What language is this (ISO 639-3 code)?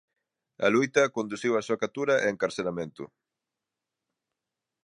glg